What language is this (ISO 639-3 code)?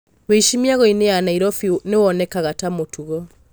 kik